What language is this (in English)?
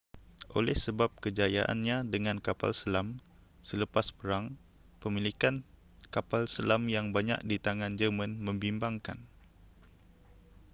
Malay